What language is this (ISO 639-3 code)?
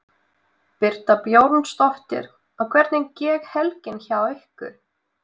isl